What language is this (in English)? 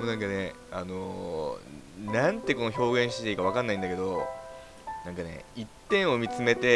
Japanese